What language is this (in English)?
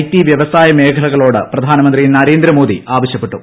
Malayalam